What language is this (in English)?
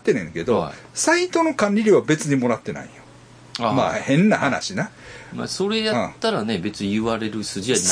Japanese